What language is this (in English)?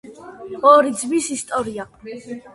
Georgian